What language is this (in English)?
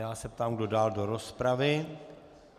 Czech